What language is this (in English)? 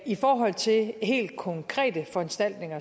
Danish